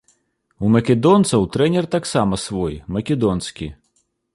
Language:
Belarusian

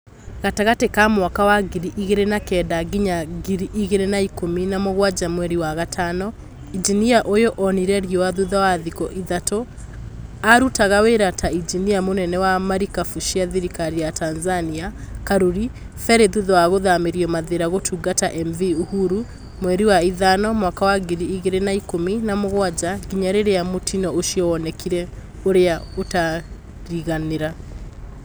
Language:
Kikuyu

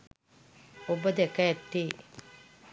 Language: Sinhala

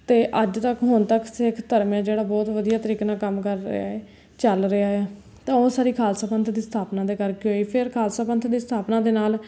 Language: Punjabi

